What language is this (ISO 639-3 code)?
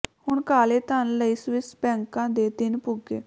pan